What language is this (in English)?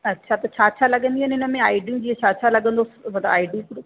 Sindhi